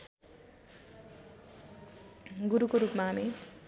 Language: Nepali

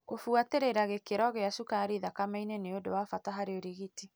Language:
Kikuyu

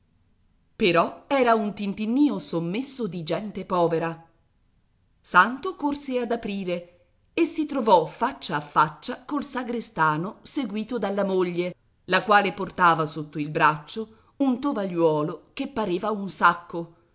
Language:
Italian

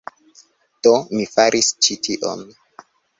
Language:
Esperanto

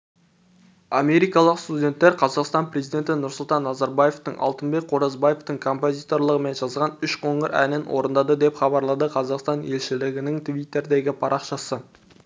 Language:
Kazakh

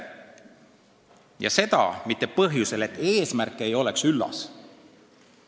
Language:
Estonian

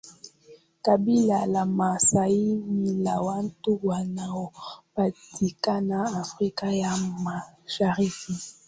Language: Swahili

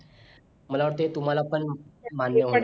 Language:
Marathi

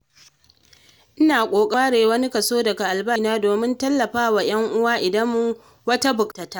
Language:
Hausa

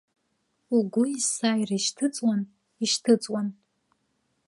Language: Abkhazian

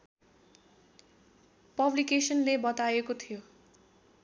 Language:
Nepali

